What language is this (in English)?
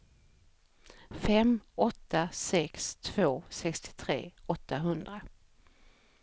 Swedish